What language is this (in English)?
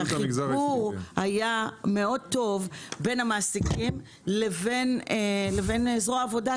Hebrew